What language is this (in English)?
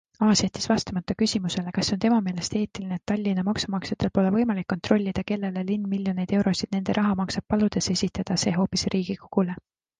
Estonian